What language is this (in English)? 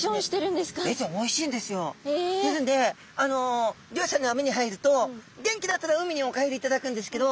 Japanese